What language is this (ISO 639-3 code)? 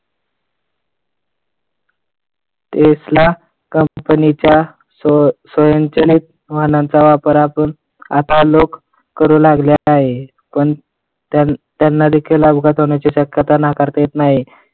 mar